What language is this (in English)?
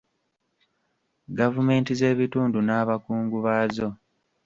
Ganda